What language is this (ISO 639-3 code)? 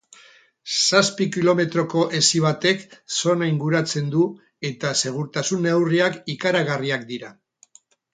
eus